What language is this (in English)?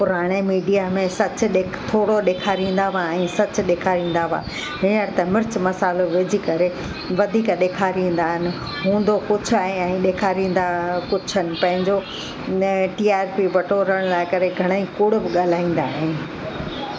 Sindhi